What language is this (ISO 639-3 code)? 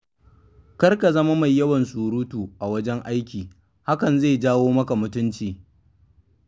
hau